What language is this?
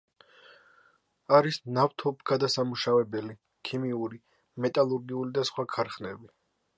Georgian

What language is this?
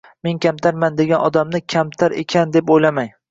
Uzbek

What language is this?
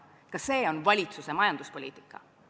Estonian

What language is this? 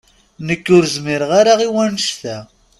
Kabyle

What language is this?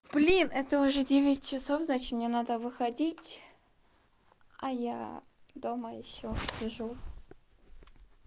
Russian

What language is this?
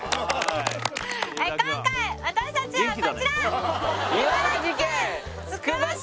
Japanese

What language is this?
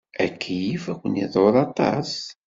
Kabyle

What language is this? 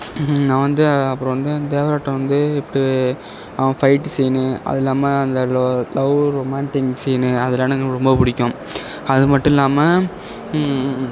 Tamil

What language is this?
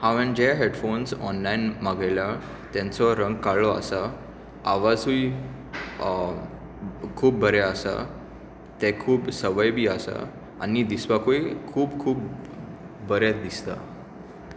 Konkani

